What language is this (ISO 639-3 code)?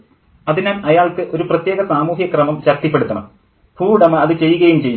mal